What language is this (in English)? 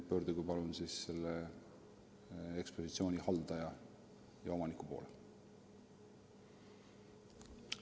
Estonian